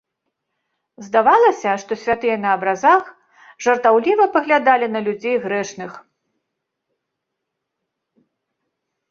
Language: Belarusian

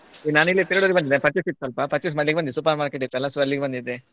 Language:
Kannada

